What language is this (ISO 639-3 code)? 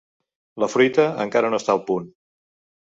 cat